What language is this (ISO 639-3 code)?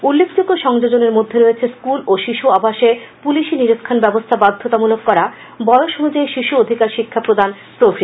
ben